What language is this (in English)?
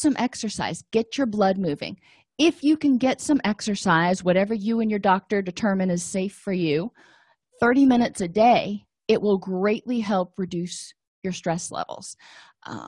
English